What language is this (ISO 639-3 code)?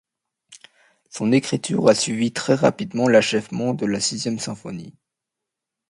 fra